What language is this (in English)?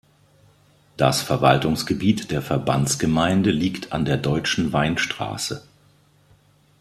German